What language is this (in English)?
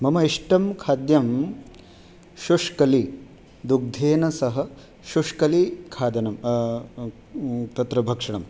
Sanskrit